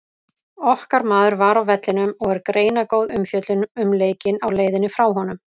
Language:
Icelandic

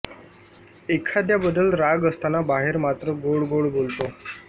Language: Marathi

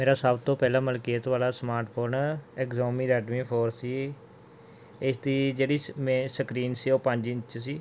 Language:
Punjabi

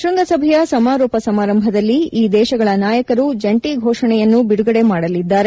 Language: Kannada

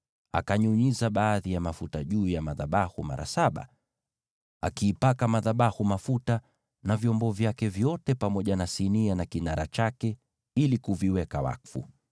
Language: Swahili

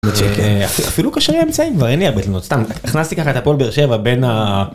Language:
Hebrew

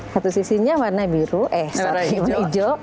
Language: Indonesian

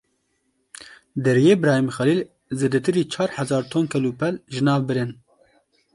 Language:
Kurdish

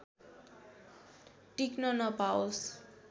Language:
Nepali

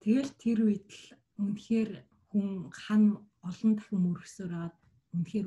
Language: Romanian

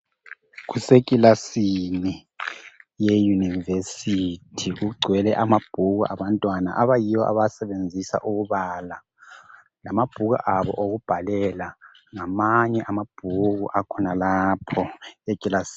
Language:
North Ndebele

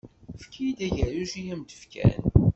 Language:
Kabyle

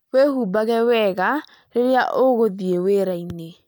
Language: Kikuyu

